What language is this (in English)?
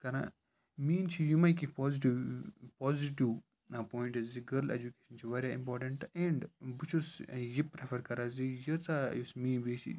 Kashmiri